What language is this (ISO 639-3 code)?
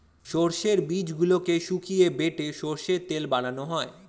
ben